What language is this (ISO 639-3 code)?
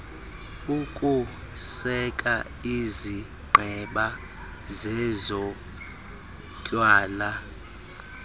xho